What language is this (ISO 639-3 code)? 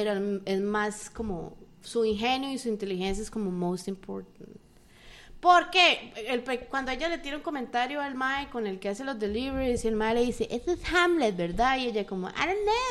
spa